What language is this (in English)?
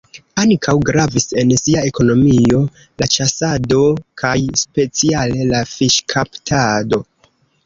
Esperanto